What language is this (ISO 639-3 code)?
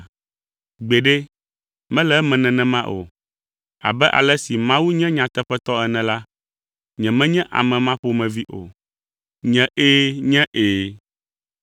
ewe